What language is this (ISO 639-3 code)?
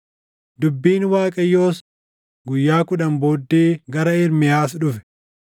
orm